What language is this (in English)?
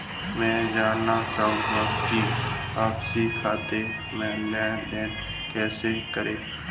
Hindi